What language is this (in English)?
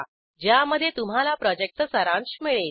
Marathi